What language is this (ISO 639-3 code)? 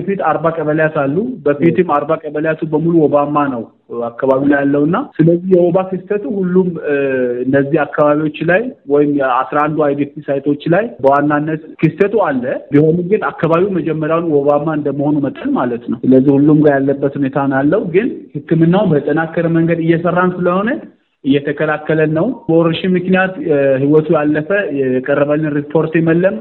amh